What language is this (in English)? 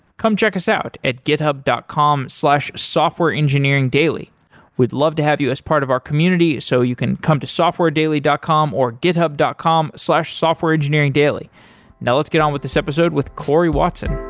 English